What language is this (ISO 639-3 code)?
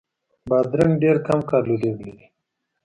pus